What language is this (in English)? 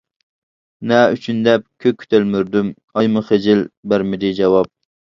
Uyghur